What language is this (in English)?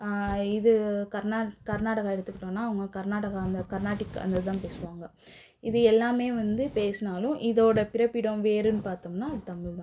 Tamil